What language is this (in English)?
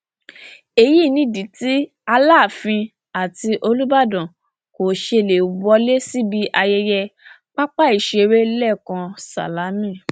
Yoruba